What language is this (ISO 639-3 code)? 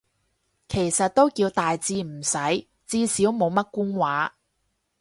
yue